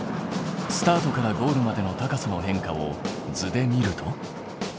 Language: Japanese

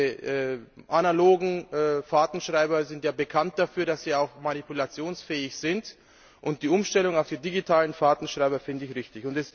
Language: German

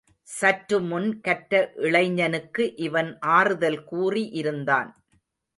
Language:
Tamil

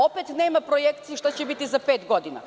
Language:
Serbian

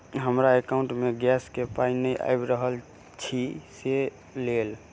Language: Maithili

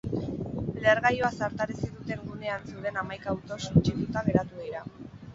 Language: Basque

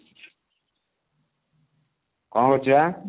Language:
Odia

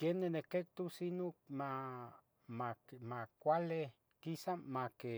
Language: Tetelcingo Nahuatl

